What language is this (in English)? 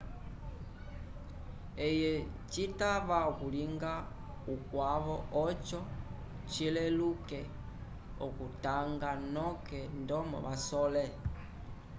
Umbundu